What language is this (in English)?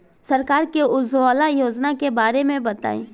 Bhojpuri